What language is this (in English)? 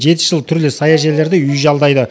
Kazakh